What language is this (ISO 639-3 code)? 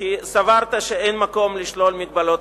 heb